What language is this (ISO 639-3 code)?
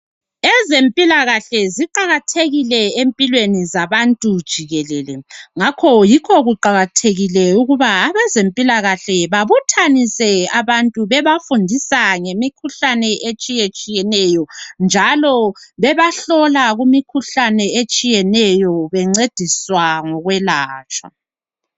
nde